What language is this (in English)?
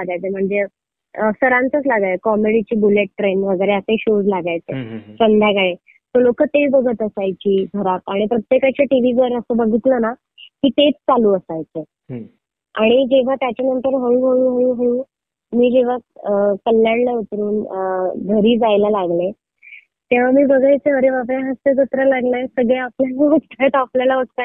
Marathi